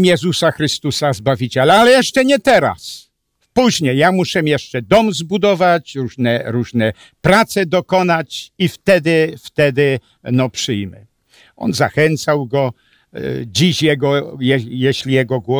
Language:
Polish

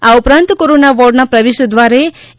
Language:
Gujarati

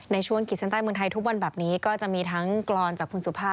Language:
Thai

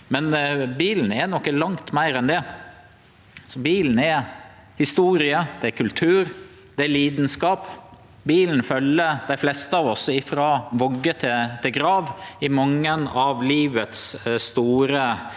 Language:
Norwegian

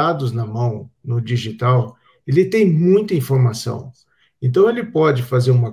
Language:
Portuguese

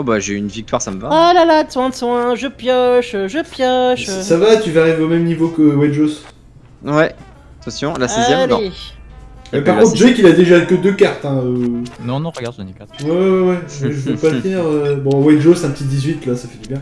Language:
French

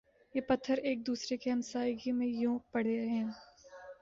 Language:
Urdu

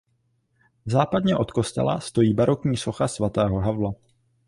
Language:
Czech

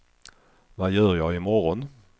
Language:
Swedish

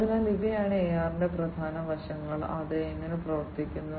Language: Malayalam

